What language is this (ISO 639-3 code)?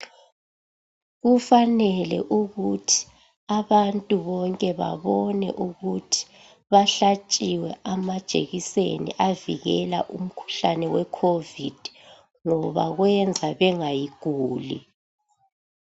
nde